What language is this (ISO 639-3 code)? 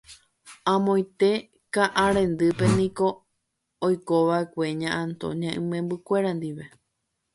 grn